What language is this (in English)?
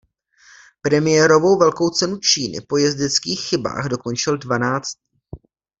Czech